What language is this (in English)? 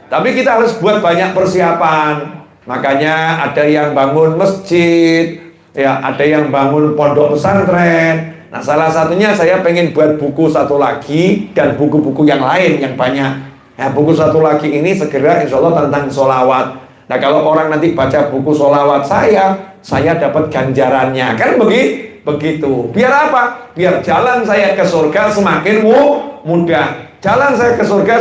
Indonesian